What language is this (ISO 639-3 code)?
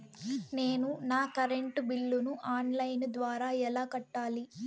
tel